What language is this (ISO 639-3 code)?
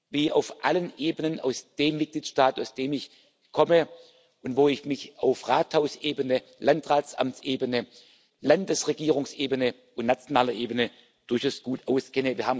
deu